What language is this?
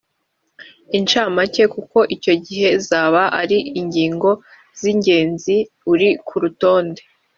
Kinyarwanda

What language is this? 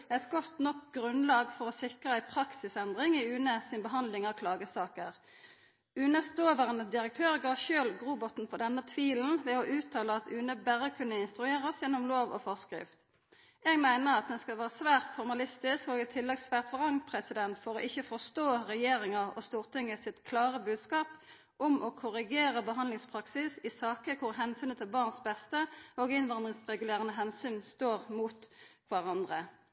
Norwegian Nynorsk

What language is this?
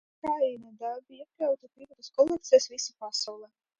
Latvian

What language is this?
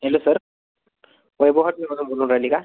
Marathi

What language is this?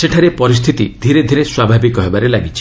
Odia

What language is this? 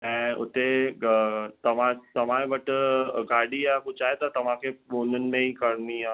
Sindhi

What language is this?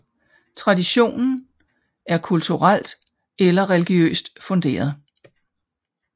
Danish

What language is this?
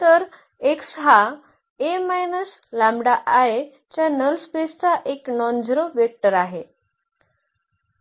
Marathi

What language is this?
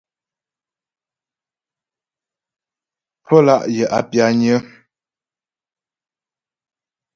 Ghomala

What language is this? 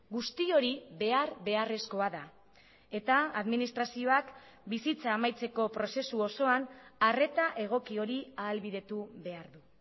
Basque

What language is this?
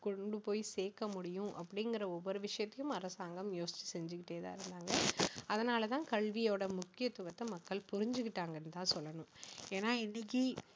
Tamil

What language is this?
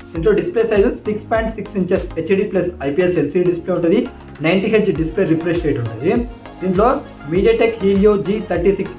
Telugu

